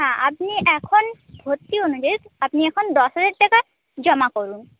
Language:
Bangla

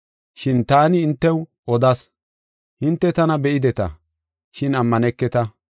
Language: Gofa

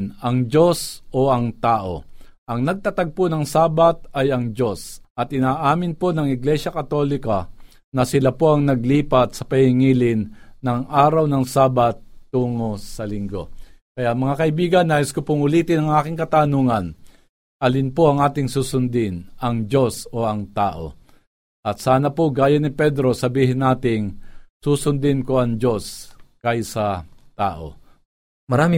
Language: Filipino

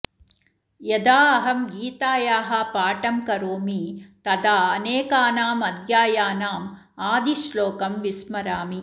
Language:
Sanskrit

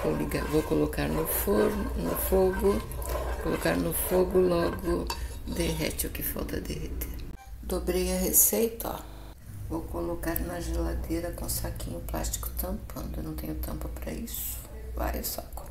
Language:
Portuguese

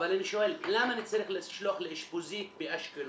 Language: Hebrew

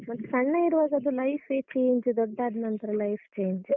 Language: Kannada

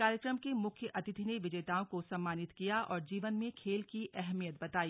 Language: Hindi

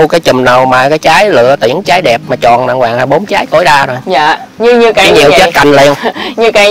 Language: Vietnamese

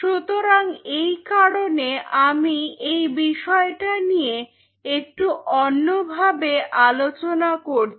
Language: Bangla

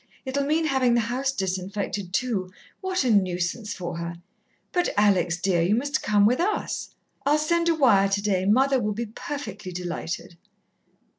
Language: English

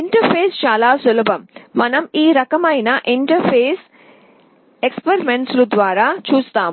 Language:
Telugu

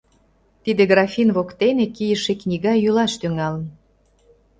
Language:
Mari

